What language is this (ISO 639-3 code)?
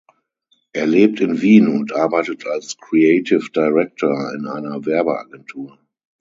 deu